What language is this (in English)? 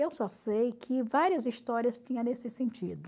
Portuguese